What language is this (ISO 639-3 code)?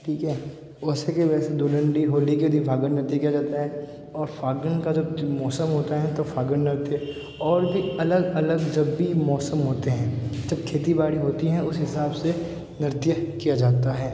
hin